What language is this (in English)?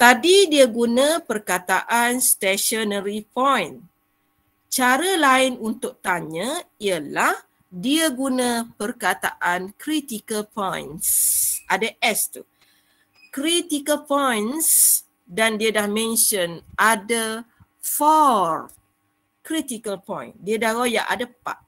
Malay